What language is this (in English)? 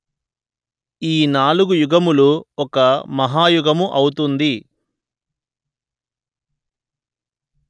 Telugu